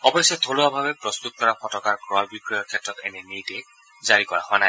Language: Assamese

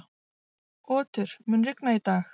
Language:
Icelandic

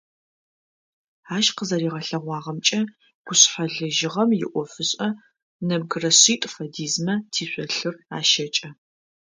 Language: Adyghe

